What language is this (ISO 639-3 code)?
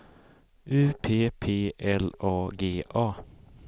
swe